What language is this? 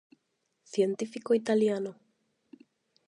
Galician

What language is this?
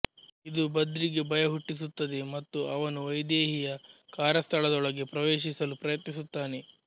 Kannada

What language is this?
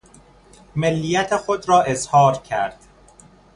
Persian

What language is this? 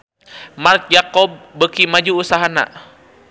Sundanese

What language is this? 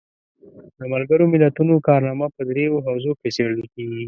Pashto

